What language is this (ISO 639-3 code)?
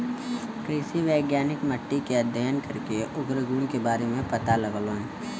bho